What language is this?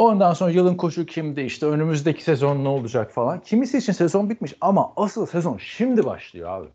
Turkish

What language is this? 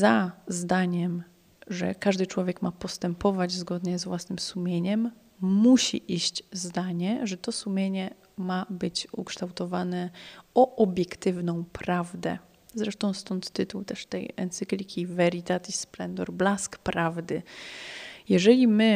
Polish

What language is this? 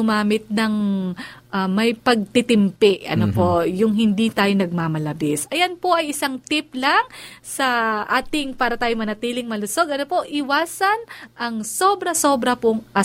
Filipino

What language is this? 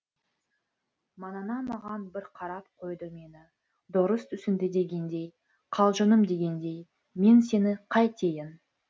Kazakh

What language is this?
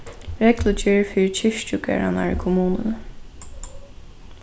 Faroese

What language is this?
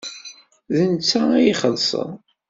Kabyle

